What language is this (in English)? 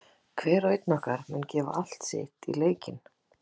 Icelandic